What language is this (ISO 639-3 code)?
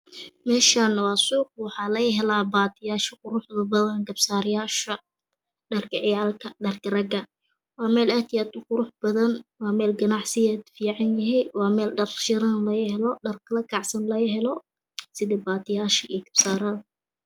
som